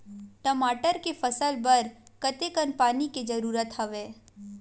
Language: Chhattisgarhi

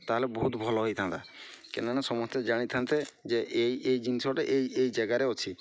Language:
Odia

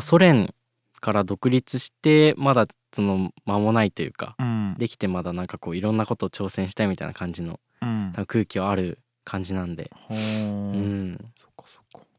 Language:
Japanese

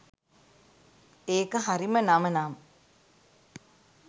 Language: Sinhala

